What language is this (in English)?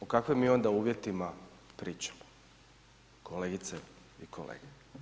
Croatian